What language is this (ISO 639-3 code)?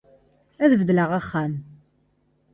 kab